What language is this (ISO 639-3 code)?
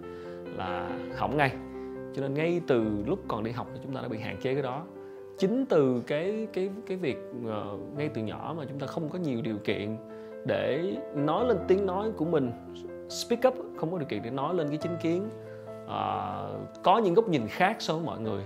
vie